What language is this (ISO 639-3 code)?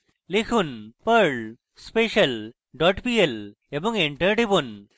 ben